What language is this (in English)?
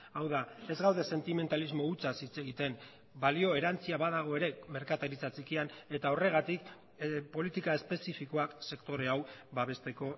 Basque